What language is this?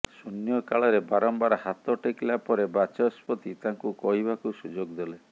Odia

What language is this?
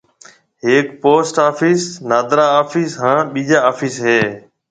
Marwari (Pakistan)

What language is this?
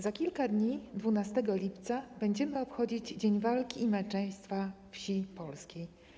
Polish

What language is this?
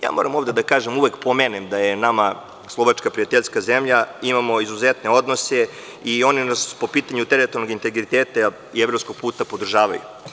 Serbian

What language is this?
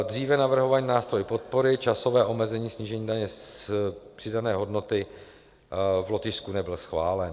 Czech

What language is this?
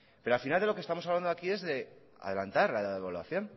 Spanish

